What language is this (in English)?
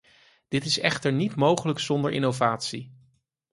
Dutch